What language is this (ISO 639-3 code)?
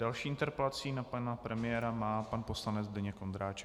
ces